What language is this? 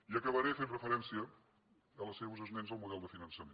Catalan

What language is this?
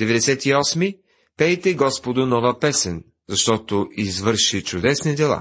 Bulgarian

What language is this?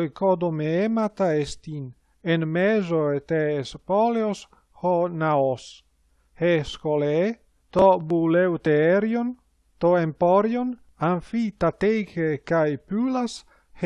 Greek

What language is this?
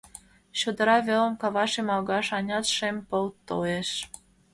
Mari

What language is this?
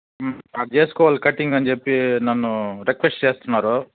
Telugu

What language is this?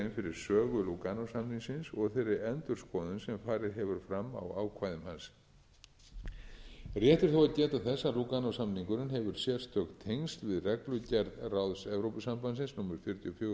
Icelandic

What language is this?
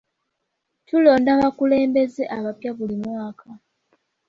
Ganda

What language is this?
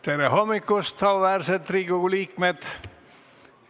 Estonian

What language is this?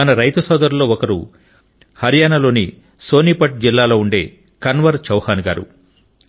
Telugu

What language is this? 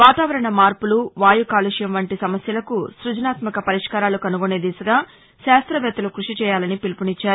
Telugu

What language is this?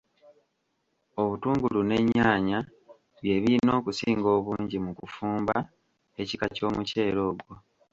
Ganda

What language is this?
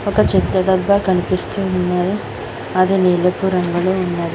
Telugu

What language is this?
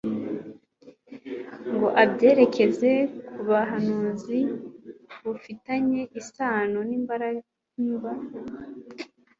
Kinyarwanda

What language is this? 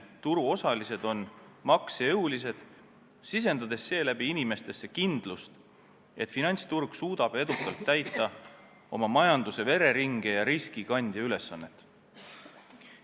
Estonian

